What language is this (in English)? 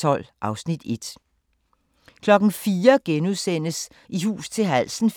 Danish